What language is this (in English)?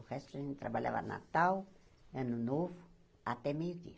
Portuguese